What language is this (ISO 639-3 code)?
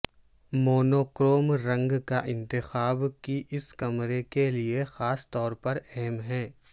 urd